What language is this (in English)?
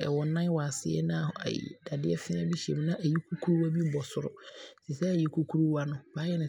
Abron